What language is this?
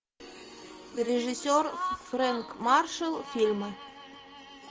Russian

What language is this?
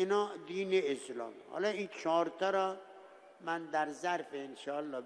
Persian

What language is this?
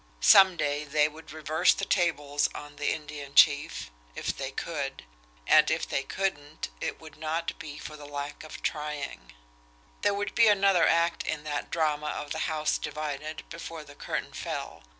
English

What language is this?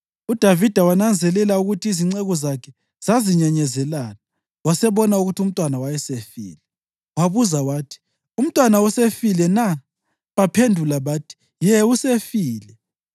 North Ndebele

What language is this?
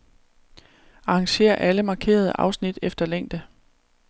Danish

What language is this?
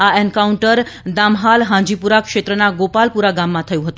Gujarati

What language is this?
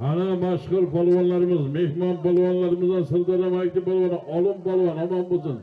Turkish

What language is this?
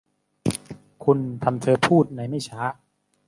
Thai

